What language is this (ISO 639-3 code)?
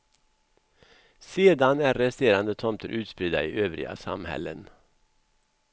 swe